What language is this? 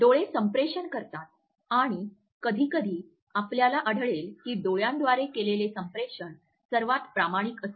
Marathi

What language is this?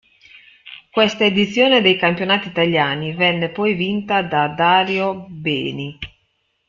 Italian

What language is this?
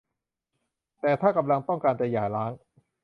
Thai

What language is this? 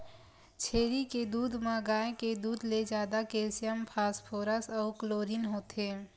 Chhattisgarhi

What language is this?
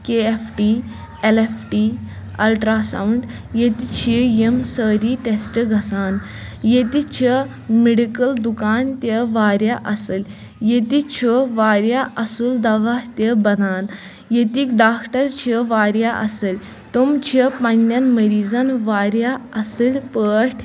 Kashmiri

